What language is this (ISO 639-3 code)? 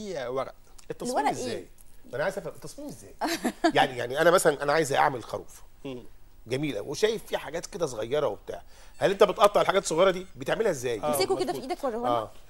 ara